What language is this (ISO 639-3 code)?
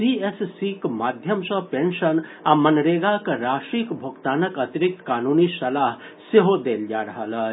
mai